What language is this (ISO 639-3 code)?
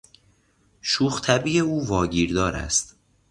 fas